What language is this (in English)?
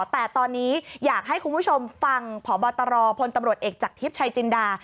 Thai